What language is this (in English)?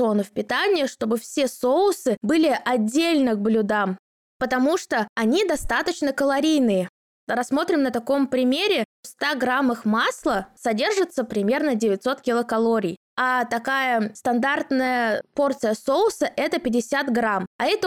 Russian